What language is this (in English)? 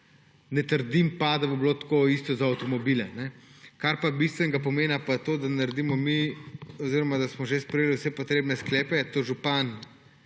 Slovenian